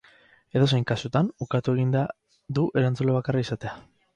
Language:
Basque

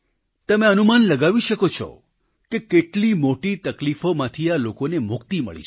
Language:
Gujarati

